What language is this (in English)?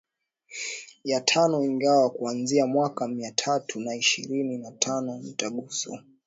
Swahili